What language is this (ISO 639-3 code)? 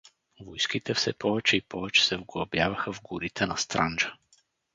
bul